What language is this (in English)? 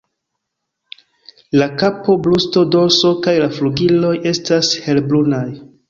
Esperanto